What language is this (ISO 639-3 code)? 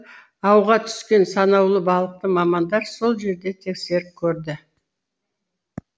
kaz